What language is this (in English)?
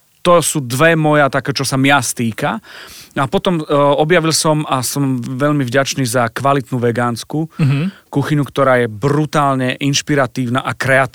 Slovak